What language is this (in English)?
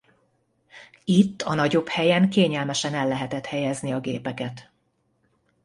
Hungarian